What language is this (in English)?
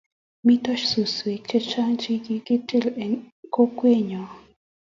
Kalenjin